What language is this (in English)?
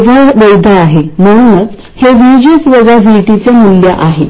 Marathi